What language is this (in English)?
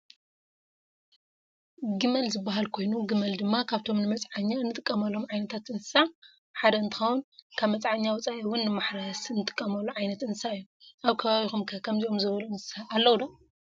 Tigrinya